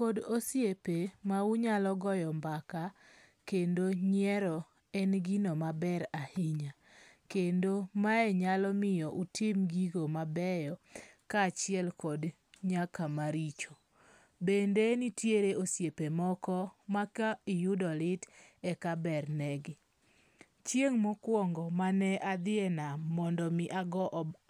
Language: Luo (Kenya and Tanzania)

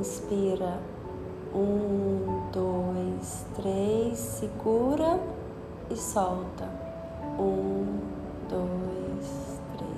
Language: Portuguese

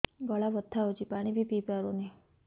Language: Odia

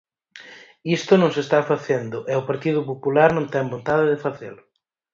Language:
Galician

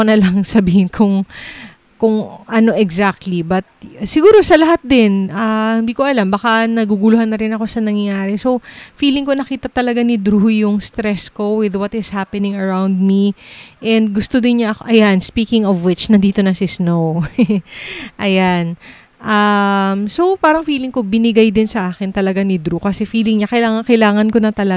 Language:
Filipino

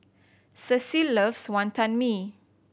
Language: English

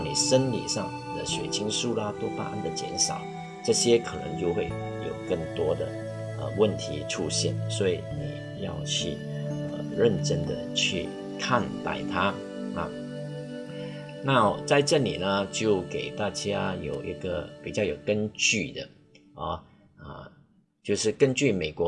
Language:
Chinese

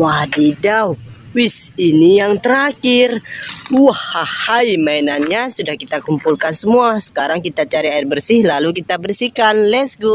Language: Indonesian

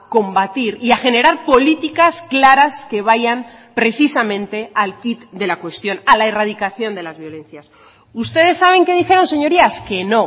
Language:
Spanish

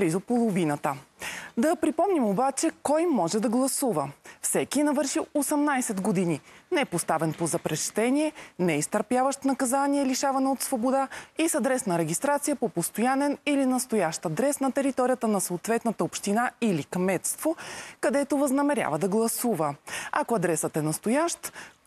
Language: Bulgarian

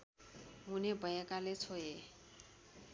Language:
Nepali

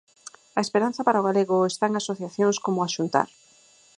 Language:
Galician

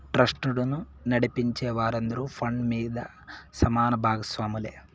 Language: Telugu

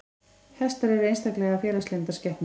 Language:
Icelandic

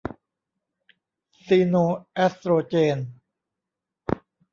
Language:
Thai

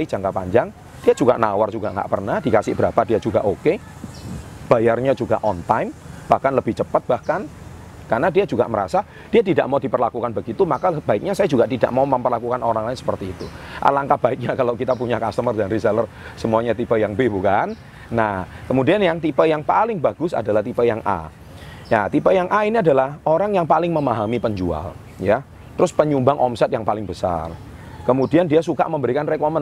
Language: Indonesian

